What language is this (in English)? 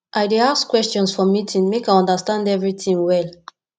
Nigerian Pidgin